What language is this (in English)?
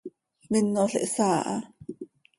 Seri